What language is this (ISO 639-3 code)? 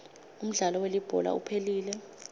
ssw